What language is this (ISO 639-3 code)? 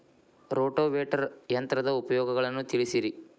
kan